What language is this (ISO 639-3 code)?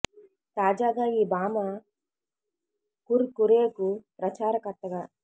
tel